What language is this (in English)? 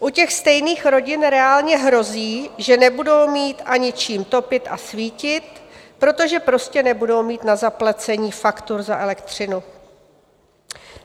Czech